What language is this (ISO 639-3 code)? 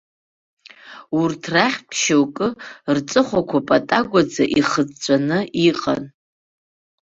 abk